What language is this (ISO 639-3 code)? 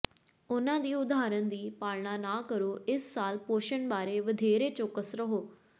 pan